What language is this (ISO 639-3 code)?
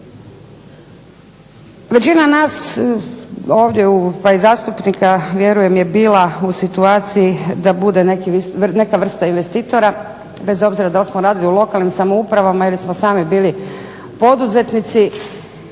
hrv